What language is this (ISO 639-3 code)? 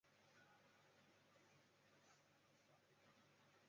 zho